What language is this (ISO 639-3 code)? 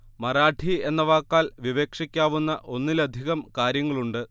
mal